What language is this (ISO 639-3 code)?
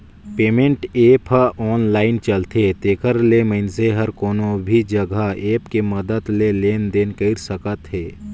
hne